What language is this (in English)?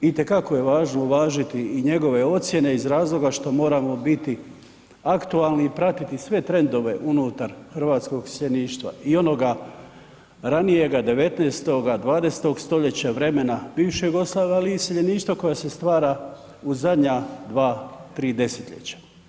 Croatian